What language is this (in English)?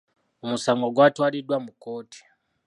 Ganda